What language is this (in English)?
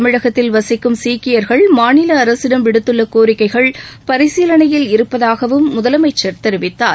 Tamil